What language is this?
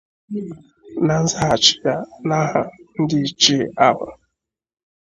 Igbo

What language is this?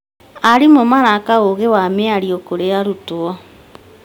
Kikuyu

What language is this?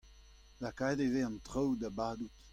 Breton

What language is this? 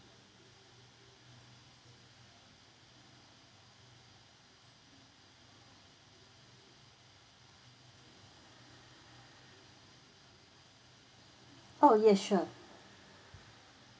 English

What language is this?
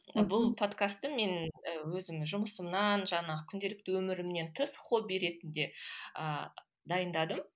Kazakh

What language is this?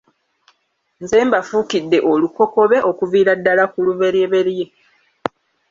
Ganda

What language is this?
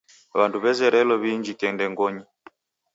Taita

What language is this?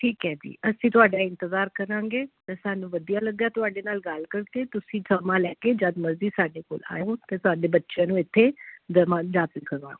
Punjabi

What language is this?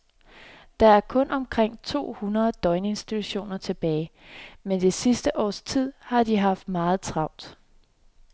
Danish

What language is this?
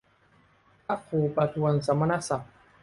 Thai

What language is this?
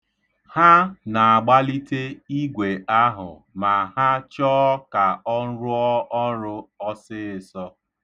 Igbo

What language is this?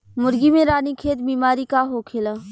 Bhojpuri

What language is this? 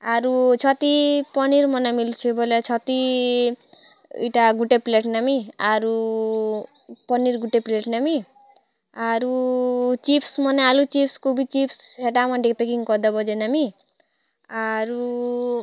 Odia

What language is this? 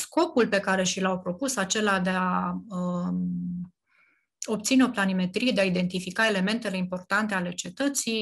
Romanian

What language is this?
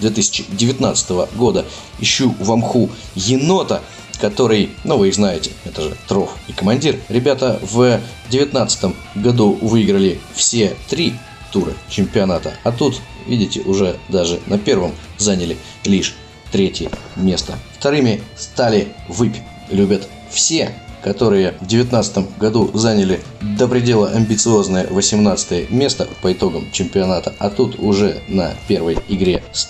Russian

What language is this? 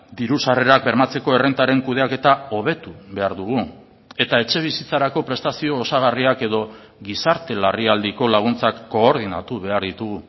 Basque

